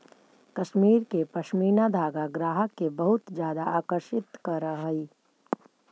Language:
Magahi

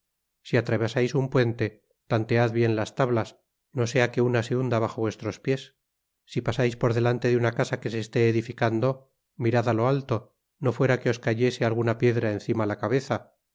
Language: Spanish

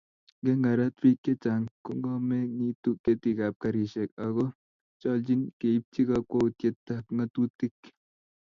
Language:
Kalenjin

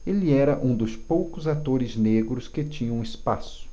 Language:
Portuguese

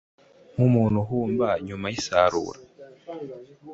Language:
Kinyarwanda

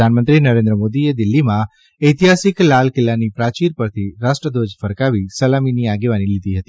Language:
Gujarati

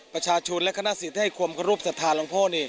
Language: Thai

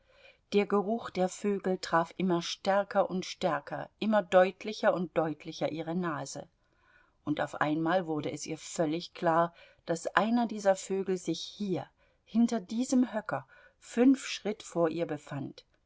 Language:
German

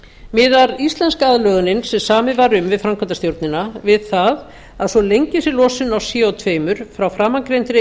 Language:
Icelandic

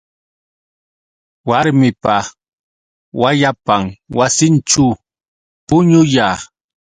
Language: Yauyos Quechua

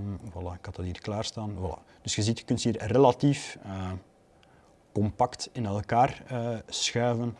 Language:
Dutch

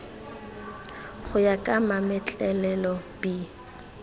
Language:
Tswana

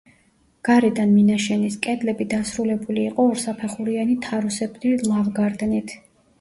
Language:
Georgian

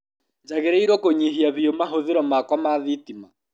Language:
Kikuyu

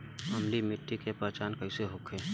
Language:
Bhojpuri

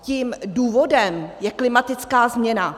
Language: Czech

